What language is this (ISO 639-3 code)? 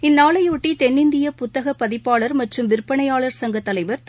tam